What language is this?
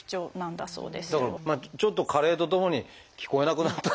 Japanese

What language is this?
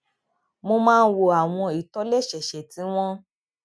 Yoruba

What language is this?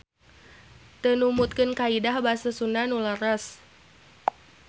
Sundanese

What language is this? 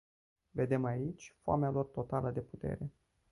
Romanian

